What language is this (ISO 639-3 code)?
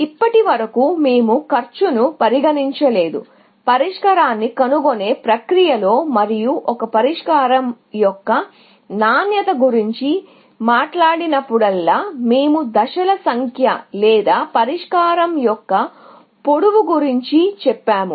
tel